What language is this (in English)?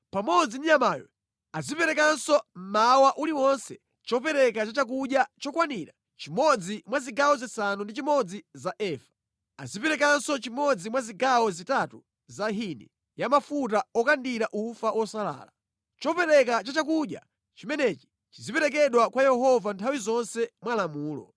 Nyanja